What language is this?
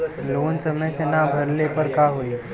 Bhojpuri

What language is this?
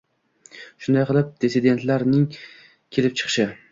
Uzbek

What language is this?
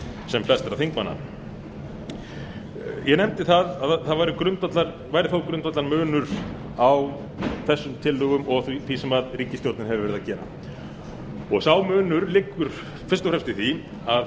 Icelandic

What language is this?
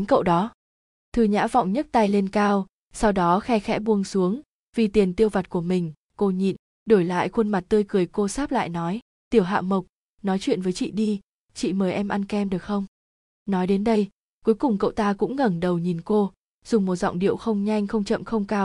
Vietnamese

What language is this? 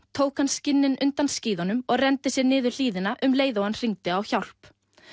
Icelandic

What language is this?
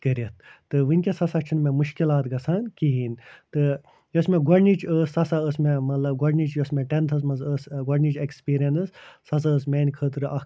Kashmiri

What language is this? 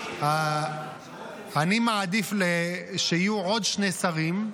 Hebrew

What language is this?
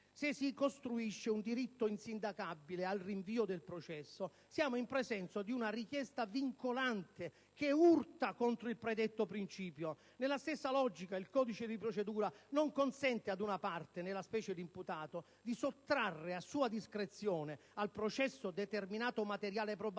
Italian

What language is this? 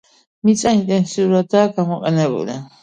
Georgian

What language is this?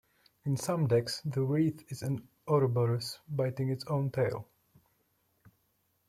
English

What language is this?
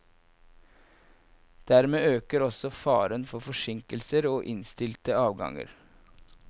Norwegian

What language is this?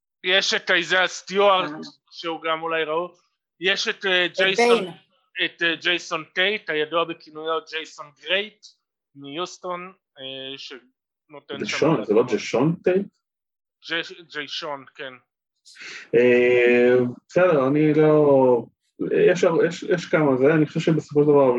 Hebrew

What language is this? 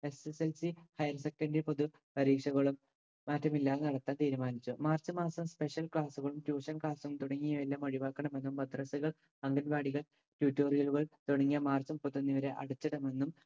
Malayalam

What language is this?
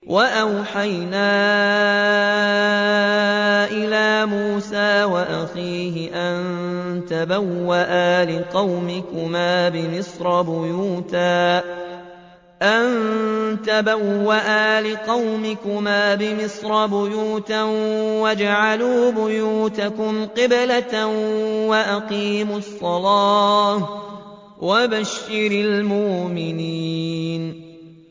Arabic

